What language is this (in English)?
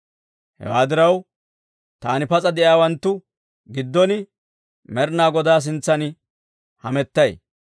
Dawro